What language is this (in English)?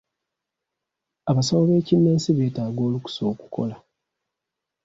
Ganda